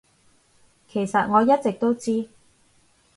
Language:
Cantonese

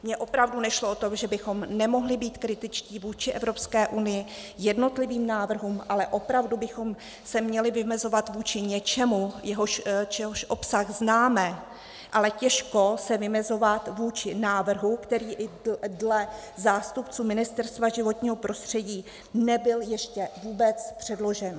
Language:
Czech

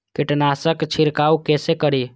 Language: Maithili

